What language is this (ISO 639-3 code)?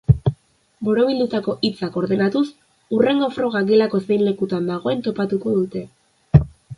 eus